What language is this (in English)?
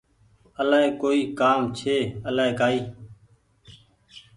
Goaria